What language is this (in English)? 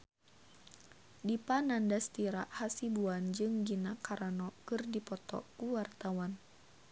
Sundanese